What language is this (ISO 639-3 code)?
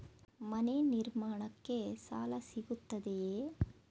kan